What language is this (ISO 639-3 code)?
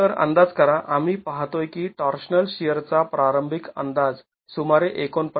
mar